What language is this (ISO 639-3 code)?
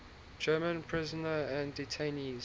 eng